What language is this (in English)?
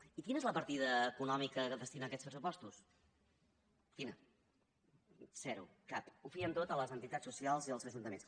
Catalan